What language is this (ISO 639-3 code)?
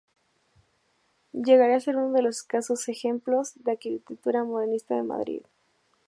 spa